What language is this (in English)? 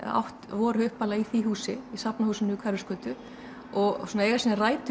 Icelandic